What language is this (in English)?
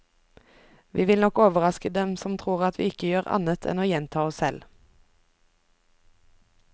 Norwegian